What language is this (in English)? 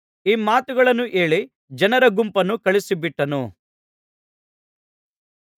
Kannada